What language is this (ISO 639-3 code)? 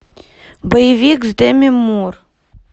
rus